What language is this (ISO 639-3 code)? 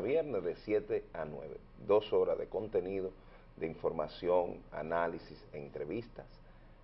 spa